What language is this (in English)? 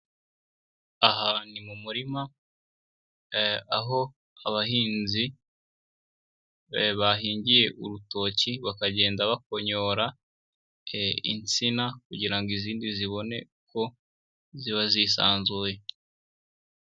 Kinyarwanda